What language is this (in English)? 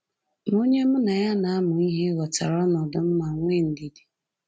Igbo